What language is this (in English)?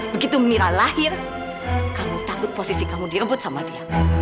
Indonesian